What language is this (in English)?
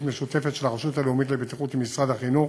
Hebrew